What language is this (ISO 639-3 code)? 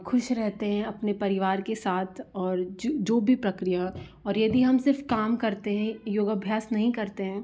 hin